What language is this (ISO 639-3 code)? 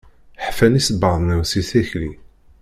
kab